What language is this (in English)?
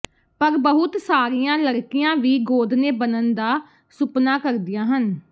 Punjabi